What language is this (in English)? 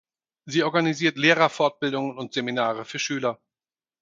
German